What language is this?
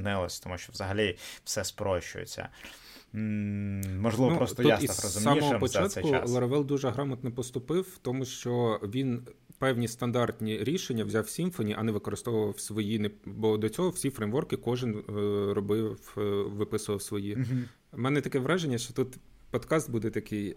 Ukrainian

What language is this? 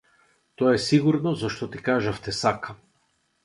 Macedonian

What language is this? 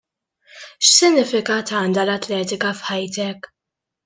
Maltese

